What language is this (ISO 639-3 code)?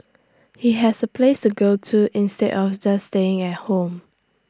eng